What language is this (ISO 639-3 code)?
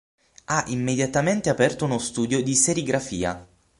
ita